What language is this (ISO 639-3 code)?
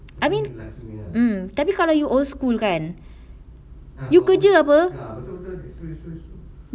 eng